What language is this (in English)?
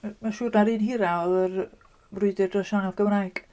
Welsh